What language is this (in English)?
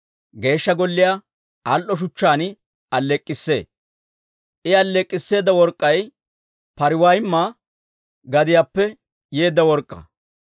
Dawro